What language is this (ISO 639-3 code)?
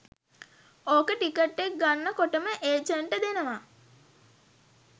sin